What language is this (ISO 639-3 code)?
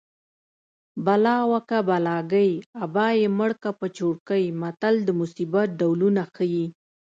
pus